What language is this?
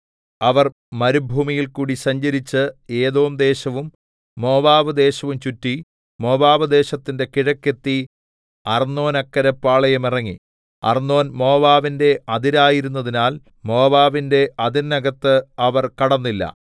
Malayalam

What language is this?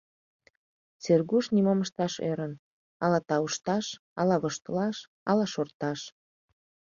Mari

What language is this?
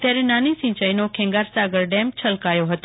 Gujarati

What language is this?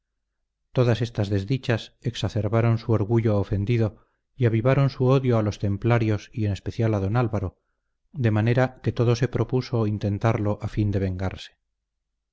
Spanish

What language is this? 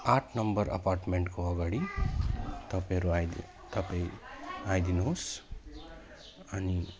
Nepali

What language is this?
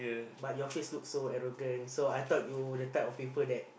English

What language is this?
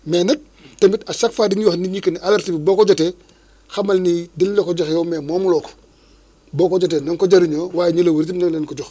Wolof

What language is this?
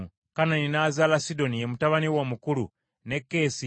Ganda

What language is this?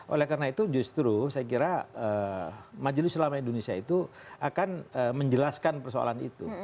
Indonesian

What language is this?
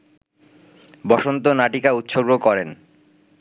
Bangla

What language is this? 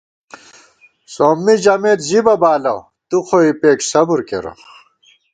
Gawar-Bati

